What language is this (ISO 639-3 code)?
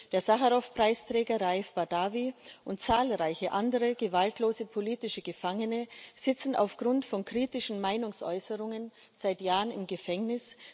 deu